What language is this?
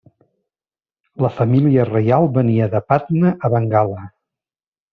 Catalan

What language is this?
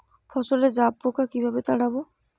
Bangla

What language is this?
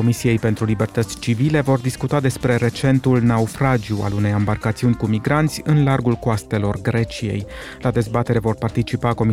Romanian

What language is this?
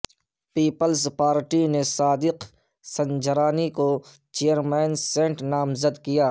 Urdu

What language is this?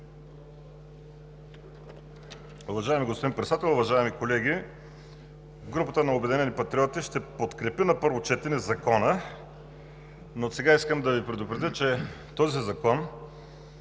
Bulgarian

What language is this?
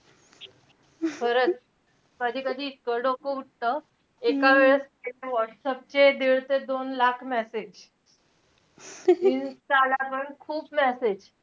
Marathi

